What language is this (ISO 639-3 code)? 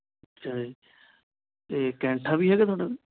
pan